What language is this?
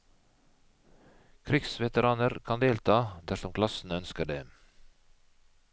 Norwegian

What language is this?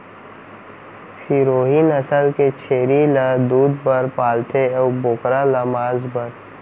Chhattisgarhi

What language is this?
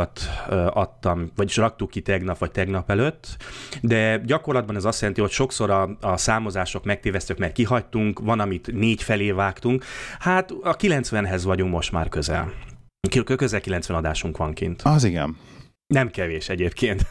Hungarian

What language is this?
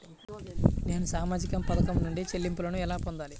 Telugu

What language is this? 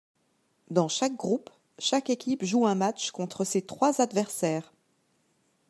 French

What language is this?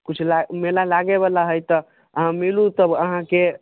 Maithili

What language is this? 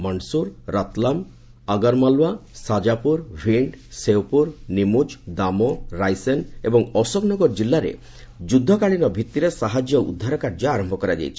Odia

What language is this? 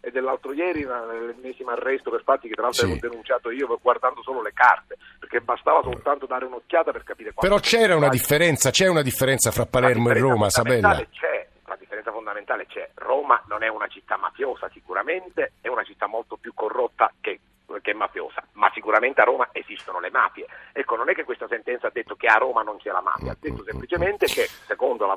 Italian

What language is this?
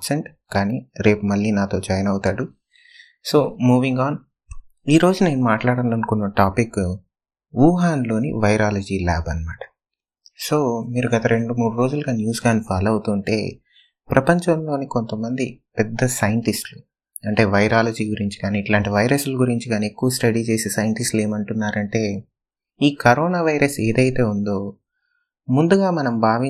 Telugu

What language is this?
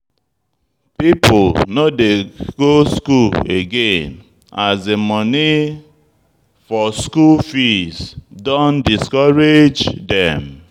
Nigerian Pidgin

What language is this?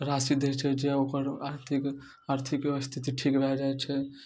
Maithili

